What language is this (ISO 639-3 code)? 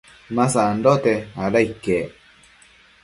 mcf